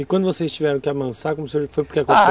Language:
Portuguese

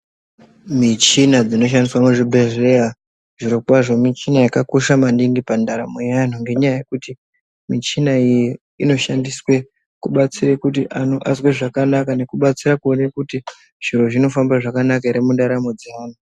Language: Ndau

